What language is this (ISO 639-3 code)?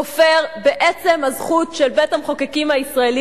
heb